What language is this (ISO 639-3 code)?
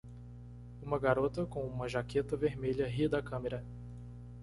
por